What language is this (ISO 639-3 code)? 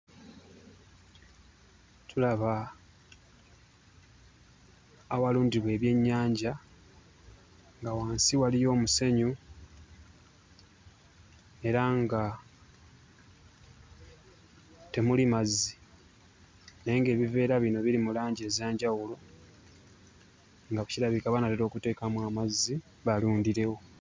lug